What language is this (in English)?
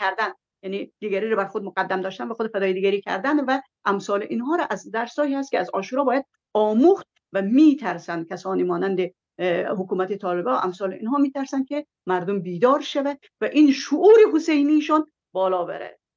Persian